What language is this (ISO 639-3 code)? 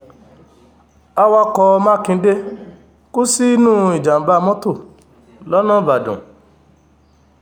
yor